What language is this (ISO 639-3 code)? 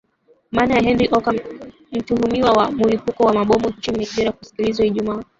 swa